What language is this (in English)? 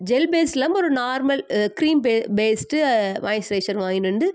Tamil